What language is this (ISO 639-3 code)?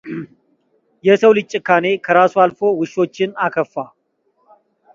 amh